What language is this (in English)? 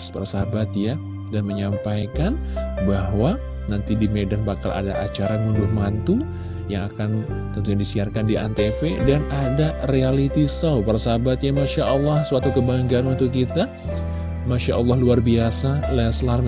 Indonesian